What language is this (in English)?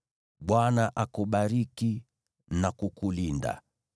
Swahili